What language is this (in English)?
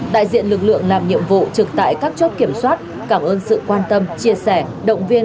Vietnamese